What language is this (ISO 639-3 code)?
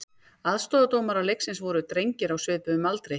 isl